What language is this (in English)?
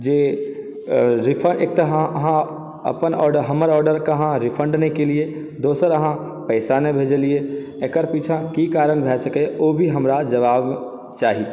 Maithili